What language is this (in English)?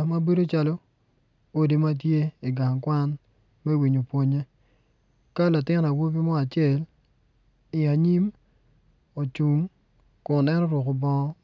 Acoli